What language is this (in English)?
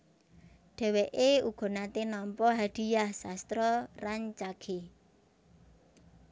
Javanese